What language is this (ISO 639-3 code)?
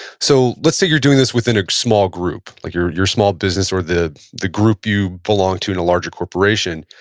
eng